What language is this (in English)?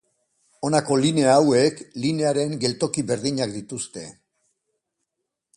Basque